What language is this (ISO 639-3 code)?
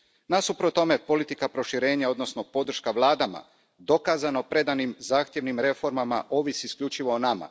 hrv